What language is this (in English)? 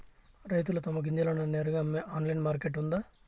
Telugu